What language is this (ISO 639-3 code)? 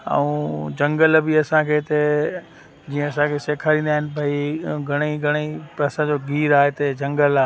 snd